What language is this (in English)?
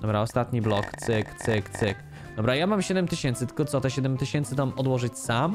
Polish